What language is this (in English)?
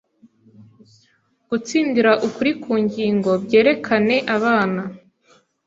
Kinyarwanda